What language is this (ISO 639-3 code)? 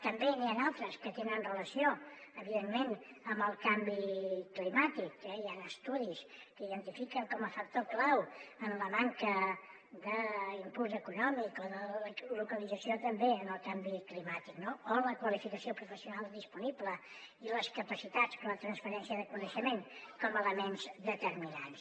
cat